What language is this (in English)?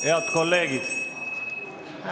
Estonian